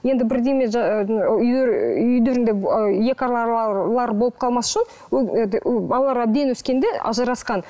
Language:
Kazakh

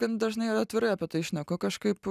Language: Lithuanian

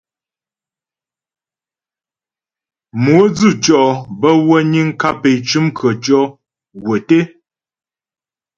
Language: Ghomala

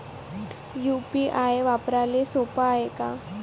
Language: Marathi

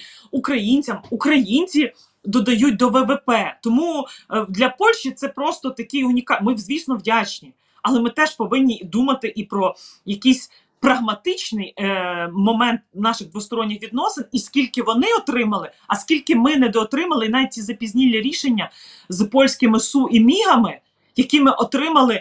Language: Ukrainian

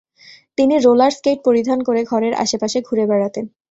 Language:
Bangla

